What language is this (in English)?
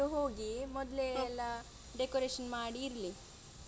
Kannada